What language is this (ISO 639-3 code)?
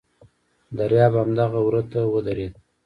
pus